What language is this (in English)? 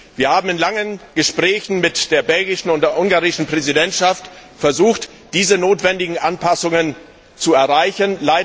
German